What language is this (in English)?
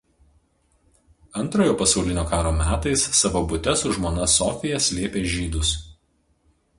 Lithuanian